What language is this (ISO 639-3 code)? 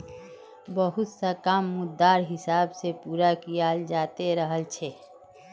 mag